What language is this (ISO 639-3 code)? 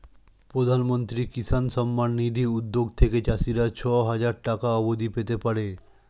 ben